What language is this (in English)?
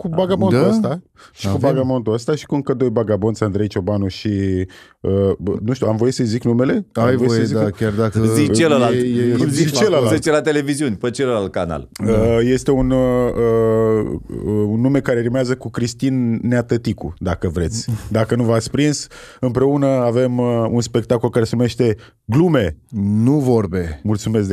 Romanian